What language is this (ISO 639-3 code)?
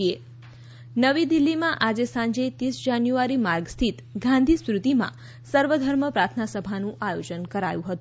guj